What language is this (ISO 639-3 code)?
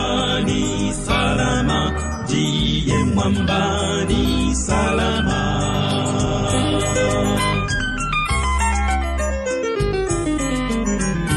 swa